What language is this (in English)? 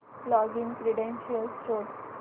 Marathi